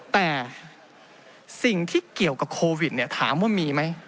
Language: Thai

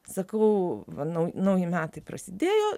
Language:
Lithuanian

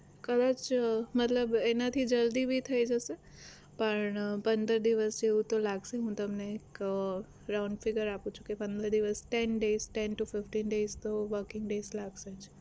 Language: Gujarati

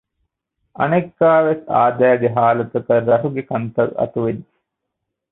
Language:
Divehi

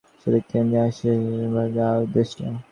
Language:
Bangla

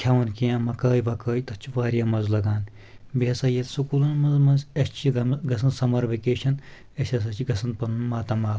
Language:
Kashmiri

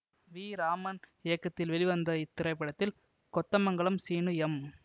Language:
Tamil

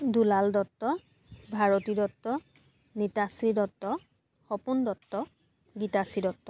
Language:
Assamese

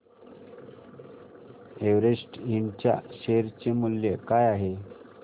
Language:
Marathi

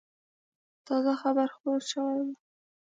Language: Pashto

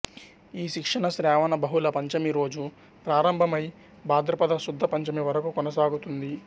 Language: Telugu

